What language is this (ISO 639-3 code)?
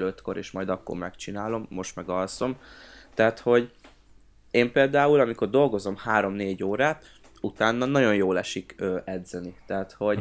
hun